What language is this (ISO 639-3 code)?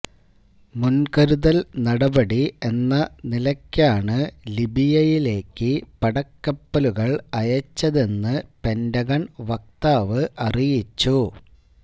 mal